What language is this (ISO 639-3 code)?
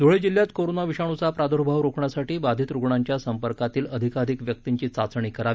mar